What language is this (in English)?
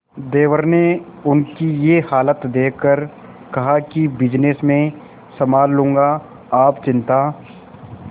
Hindi